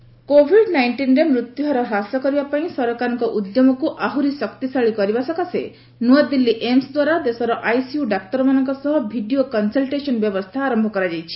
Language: Odia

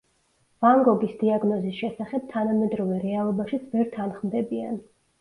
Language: Georgian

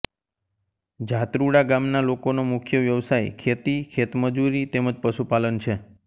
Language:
Gujarati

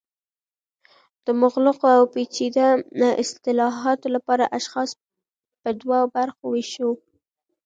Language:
Pashto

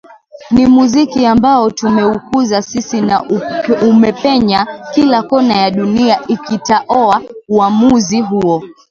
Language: Swahili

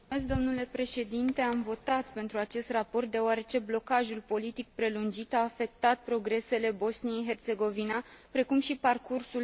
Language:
Romanian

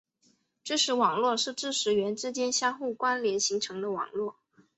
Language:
Chinese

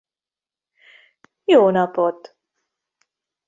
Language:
Hungarian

